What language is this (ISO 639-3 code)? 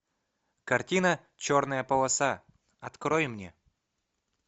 rus